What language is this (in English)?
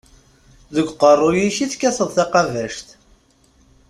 Kabyle